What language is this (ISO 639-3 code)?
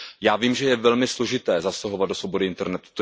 ces